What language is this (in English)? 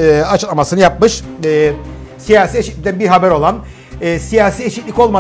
Turkish